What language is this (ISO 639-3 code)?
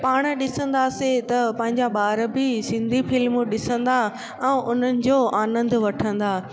snd